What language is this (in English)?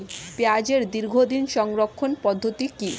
Bangla